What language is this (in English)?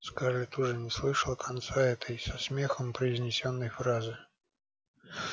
Russian